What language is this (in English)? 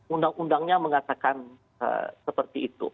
Indonesian